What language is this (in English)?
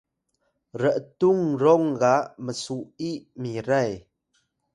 Atayal